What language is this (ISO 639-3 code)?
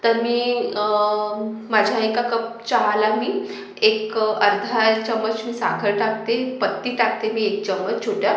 mar